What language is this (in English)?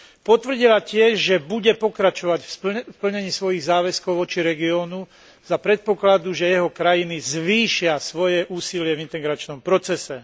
Slovak